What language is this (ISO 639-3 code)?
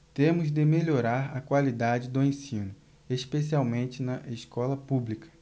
por